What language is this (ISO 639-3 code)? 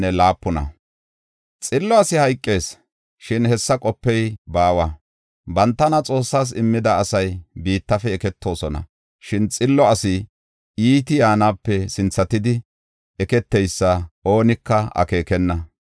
gof